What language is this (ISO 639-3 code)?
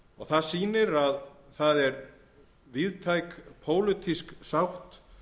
isl